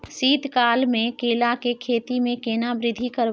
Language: Maithili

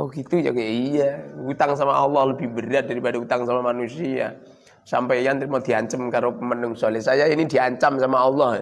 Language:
Indonesian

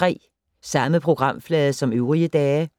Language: Danish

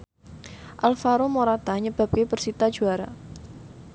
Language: Javanese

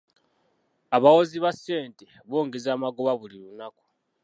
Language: Ganda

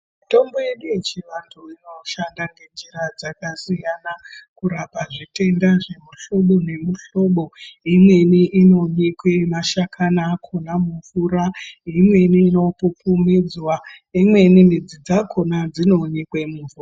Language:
Ndau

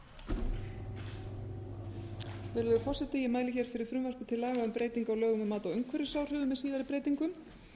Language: Icelandic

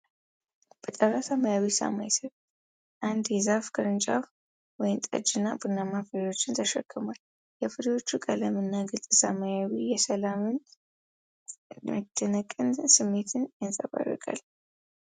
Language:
Amharic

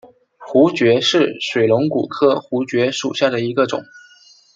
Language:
Chinese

